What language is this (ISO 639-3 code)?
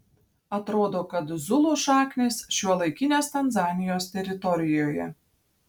lit